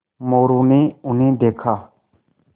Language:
Hindi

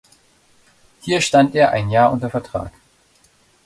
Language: German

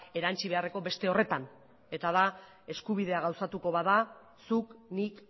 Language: Basque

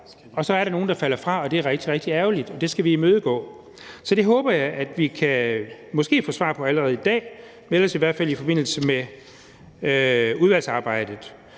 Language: Danish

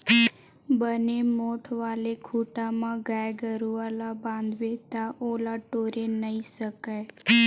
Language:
Chhattisgarhi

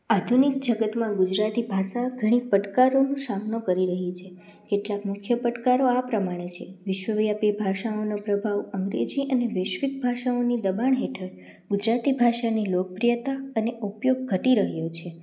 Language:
Gujarati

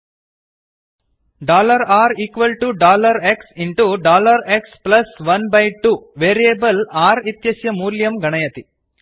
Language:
Sanskrit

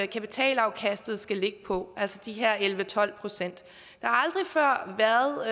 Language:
Danish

